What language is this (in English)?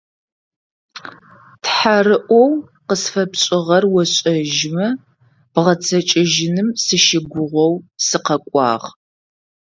Adyghe